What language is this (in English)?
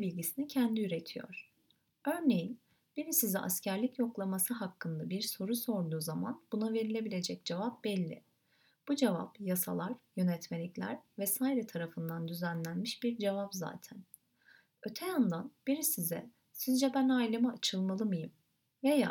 Turkish